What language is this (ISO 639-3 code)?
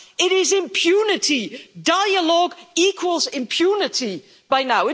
eng